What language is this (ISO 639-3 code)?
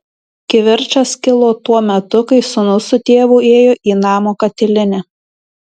lit